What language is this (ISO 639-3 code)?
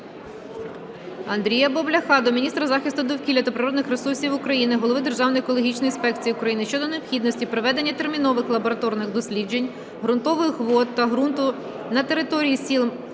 ukr